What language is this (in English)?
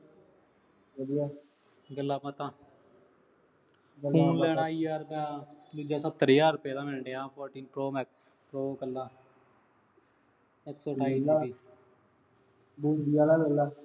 Punjabi